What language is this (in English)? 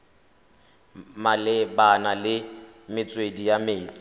Tswana